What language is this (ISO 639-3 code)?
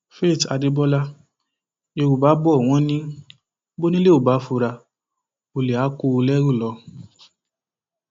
yor